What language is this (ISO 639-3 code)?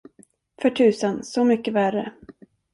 swe